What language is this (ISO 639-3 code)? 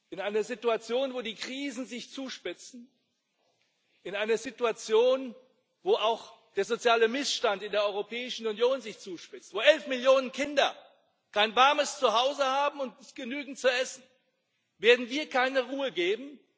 deu